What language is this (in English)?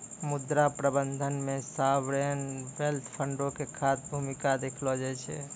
Maithili